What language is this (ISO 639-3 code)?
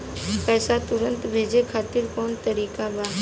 bho